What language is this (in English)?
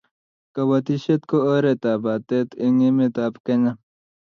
Kalenjin